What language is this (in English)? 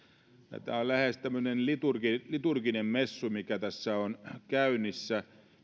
Finnish